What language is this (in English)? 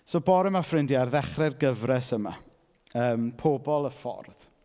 Welsh